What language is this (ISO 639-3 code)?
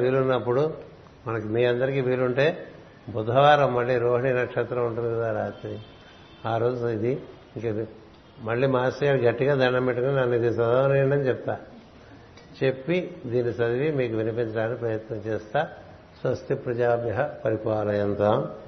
tel